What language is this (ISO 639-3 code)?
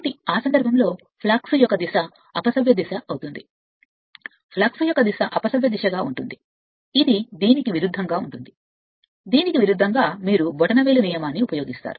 tel